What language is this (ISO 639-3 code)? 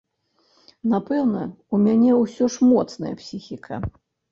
bel